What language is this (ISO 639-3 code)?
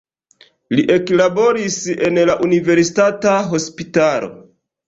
epo